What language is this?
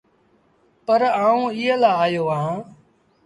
Sindhi Bhil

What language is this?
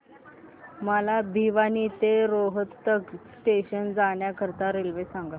Marathi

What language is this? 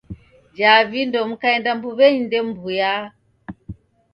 Taita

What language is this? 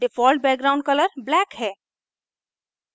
Hindi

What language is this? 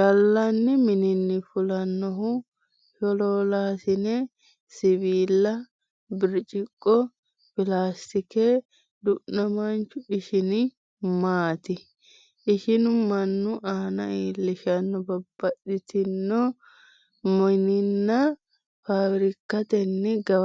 Sidamo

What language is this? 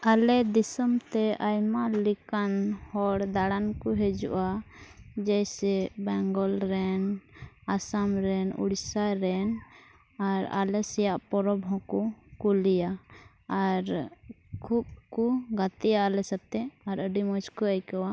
Santali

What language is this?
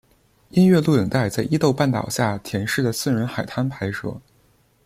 Chinese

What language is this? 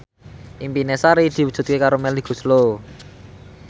Javanese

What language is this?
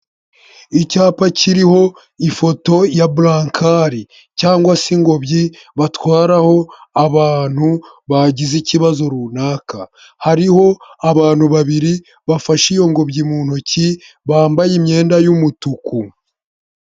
Kinyarwanda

